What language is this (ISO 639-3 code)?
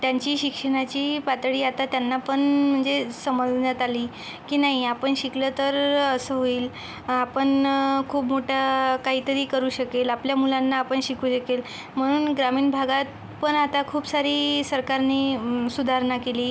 mar